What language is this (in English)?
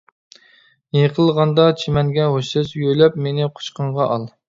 Uyghur